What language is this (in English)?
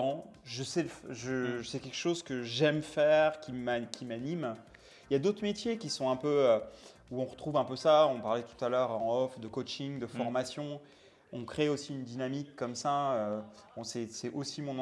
French